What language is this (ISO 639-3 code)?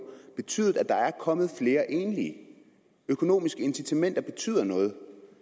dan